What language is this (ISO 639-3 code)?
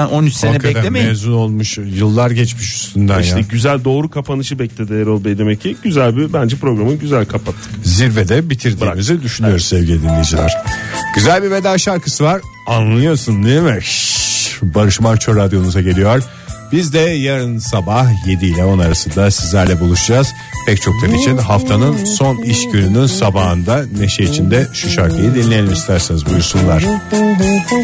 tur